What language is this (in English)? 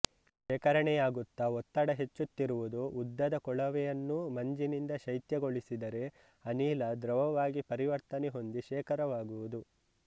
Kannada